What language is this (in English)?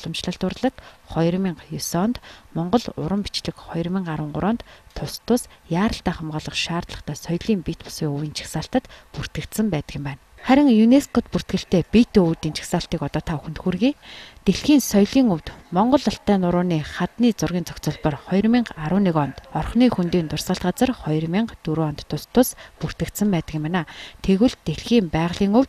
Arabic